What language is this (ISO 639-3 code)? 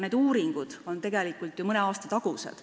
est